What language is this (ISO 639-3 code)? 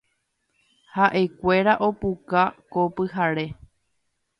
grn